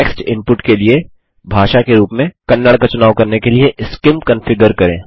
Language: Hindi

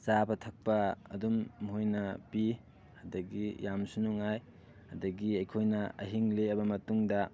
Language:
Manipuri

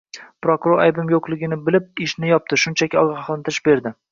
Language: Uzbek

